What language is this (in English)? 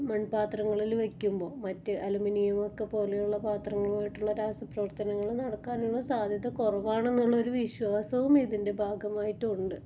Malayalam